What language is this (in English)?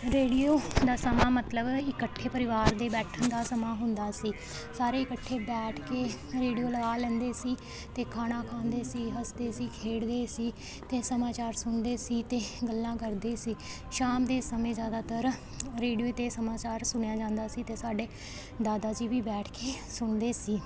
Punjabi